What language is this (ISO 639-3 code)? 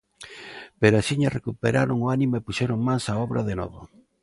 glg